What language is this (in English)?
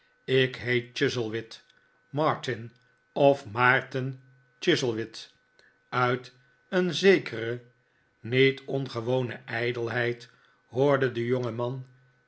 Dutch